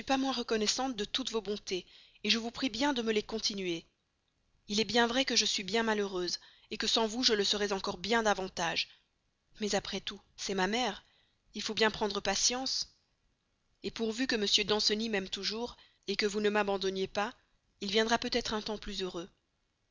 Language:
French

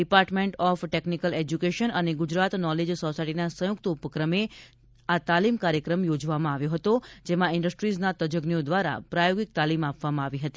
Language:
Gujarati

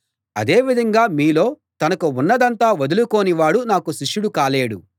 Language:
Telugu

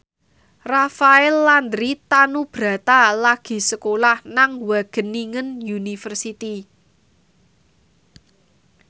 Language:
Javanese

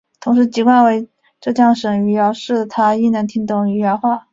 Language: Chinese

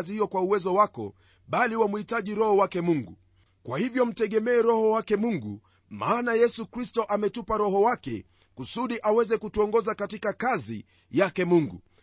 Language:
Swahili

